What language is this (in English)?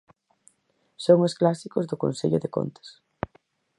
Galician